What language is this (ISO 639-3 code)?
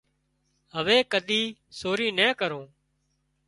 kxp